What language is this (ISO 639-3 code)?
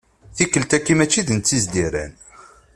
kab